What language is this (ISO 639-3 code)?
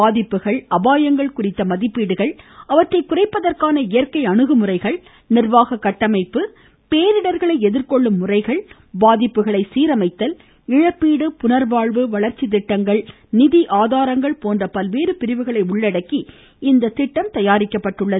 tam